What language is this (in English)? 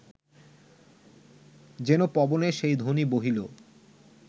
Bangla